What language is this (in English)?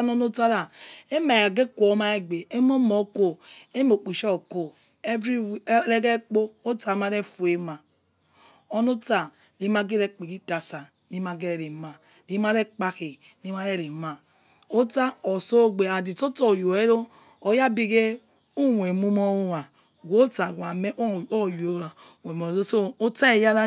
Yekhee